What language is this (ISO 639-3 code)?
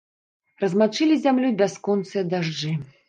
bel